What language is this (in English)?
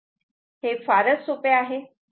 Marathi